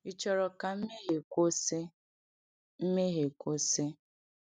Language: Igbo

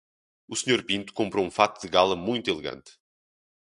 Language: Portuguese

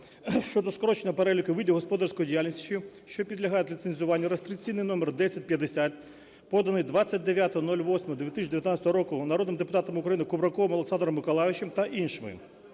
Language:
Ukrainian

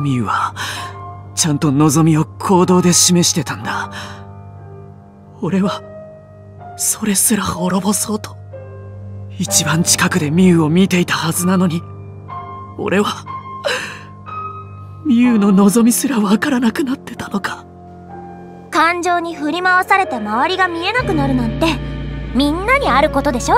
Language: Japanese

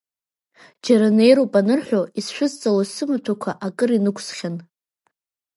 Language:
Abkhazian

